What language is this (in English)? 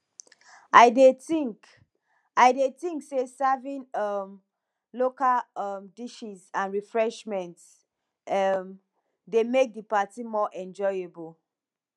Nigerian Pidgin